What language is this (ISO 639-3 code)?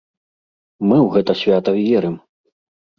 bel